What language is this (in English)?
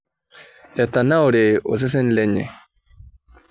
Masai